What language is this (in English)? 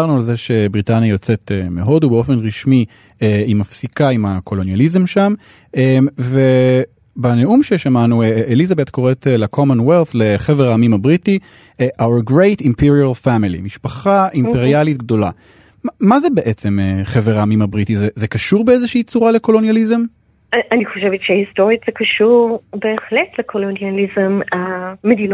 Hebrew